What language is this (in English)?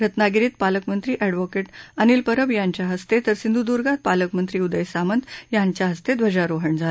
Marathi